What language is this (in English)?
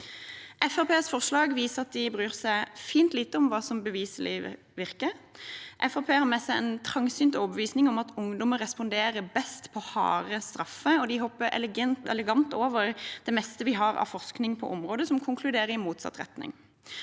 Norwegian